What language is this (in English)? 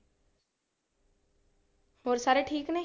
Punjabi